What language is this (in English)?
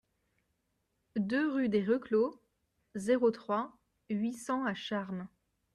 French